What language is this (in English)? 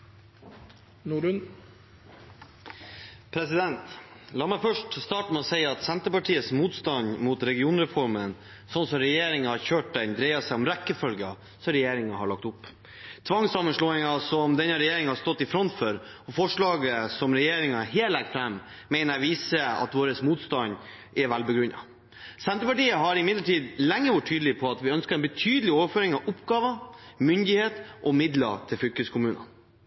Norwegian Bokmål